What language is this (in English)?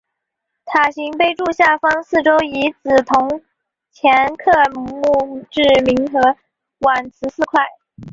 Chinese